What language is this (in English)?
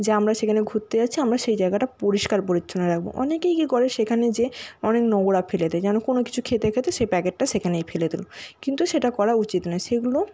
Bangla